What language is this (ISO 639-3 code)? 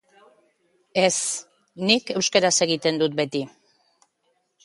eus